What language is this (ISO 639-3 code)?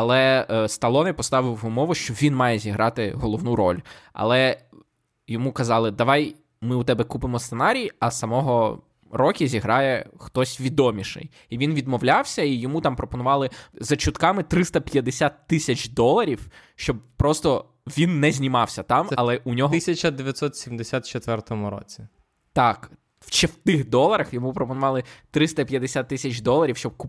ukr